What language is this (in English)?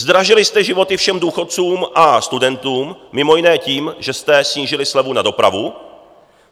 Czech